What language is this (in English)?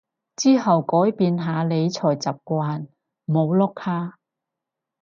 Cantonese